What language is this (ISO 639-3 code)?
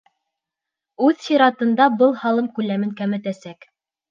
bak